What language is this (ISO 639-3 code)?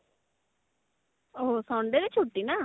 ori